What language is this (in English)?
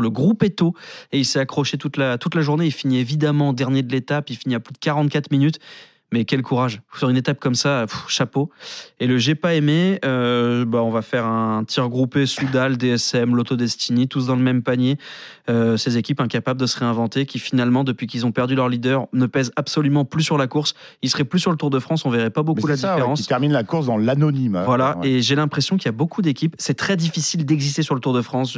French